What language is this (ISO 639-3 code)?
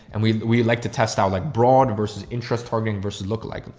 eng